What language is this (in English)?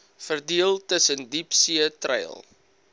Afrikaans